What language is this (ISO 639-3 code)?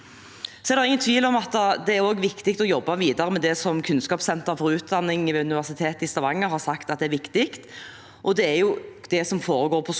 nor